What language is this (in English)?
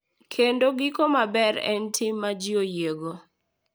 Luo (Kenya and Tanzania)